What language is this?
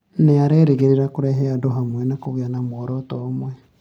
Kikuyu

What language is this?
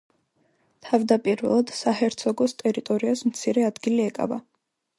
Georgian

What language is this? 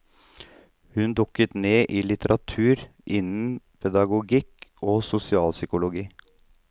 Norwegian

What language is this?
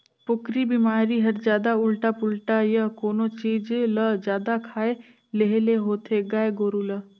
Chhattisgarhi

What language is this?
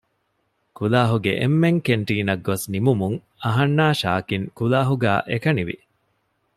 Divehi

